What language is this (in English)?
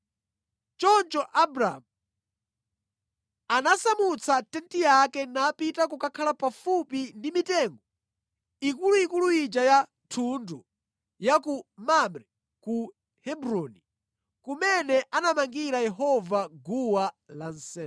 Nyanja